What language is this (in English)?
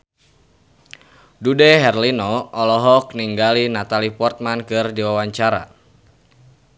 Sundanese